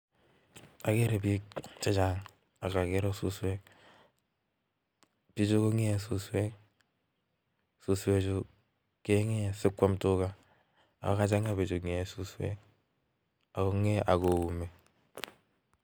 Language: Kalenjin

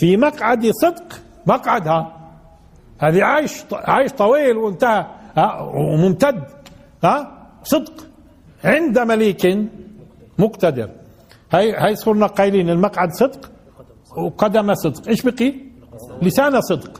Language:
Arabic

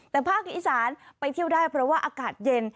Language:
Thai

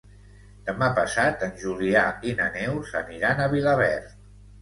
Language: Catalan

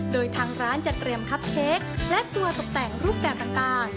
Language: Thai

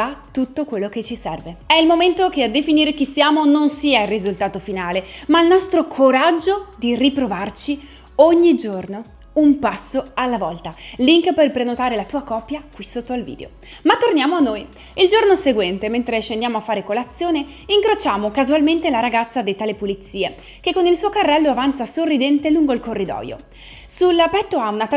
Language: Italian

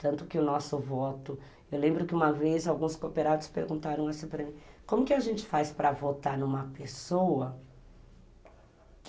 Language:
Portuguese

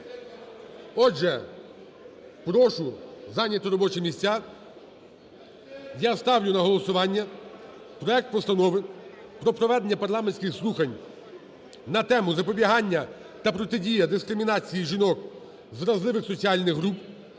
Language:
Ukrainian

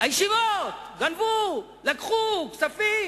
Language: Hebrew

